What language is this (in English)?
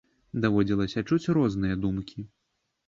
Belarusian